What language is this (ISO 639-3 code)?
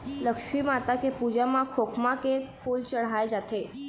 hne